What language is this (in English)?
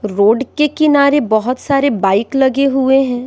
Hindi